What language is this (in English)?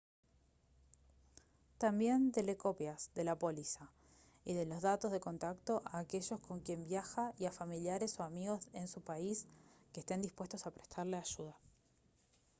Spanish